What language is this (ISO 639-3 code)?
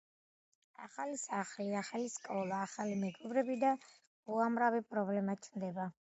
kat